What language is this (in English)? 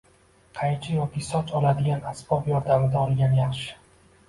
Uzbek